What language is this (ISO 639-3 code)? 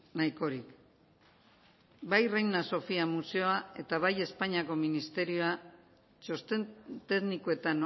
eus